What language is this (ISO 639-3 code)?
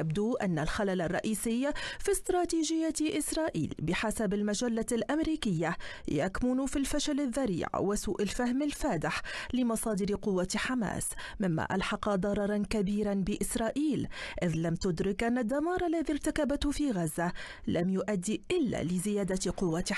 ara